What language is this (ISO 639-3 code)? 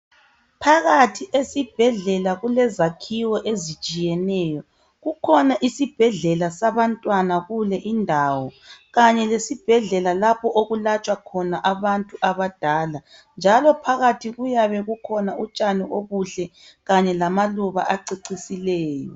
nde